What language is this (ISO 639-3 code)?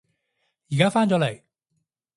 yue